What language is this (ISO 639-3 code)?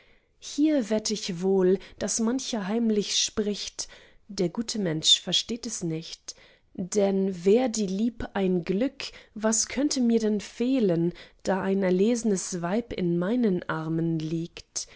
deu